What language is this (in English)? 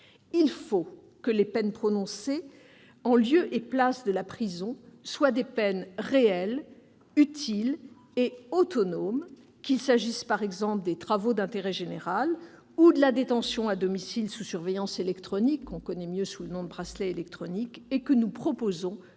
French